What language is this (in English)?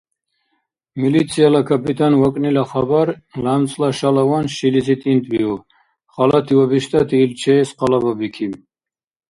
Dargwa